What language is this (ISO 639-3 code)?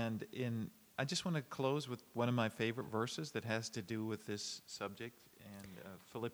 jpn